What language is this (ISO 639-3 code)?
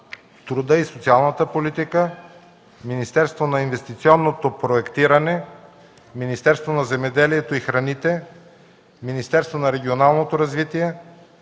bul